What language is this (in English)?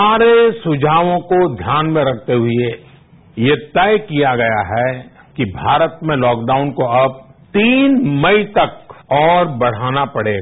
Hindi